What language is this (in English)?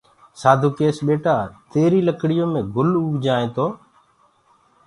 Gurgula